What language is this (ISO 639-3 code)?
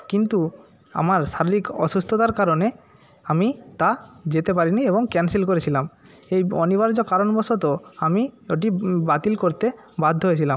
ben